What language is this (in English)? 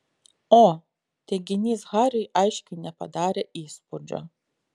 Lithuanian